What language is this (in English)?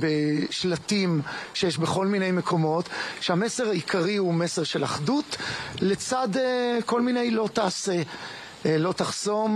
Hebrew